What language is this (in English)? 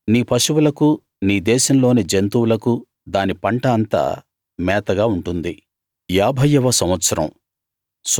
Telugu